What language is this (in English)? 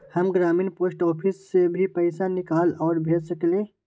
Magahi